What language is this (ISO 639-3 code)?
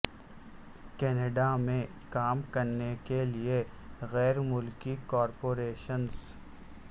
urd